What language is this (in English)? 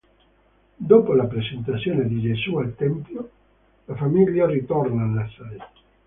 Italian